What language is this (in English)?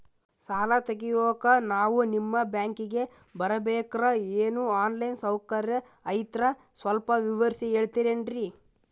Kannada